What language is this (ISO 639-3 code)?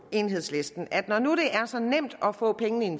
dan